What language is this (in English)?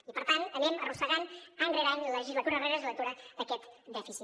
Catalan